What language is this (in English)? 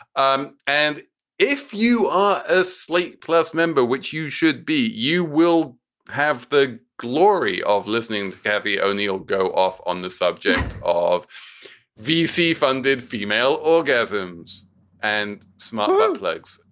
English